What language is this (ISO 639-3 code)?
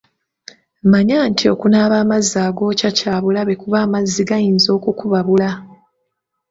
lug